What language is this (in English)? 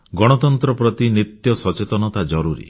Odia